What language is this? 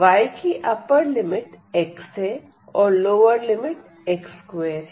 Hindi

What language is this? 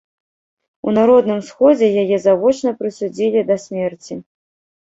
Belarusian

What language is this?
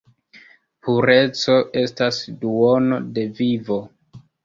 Esperanto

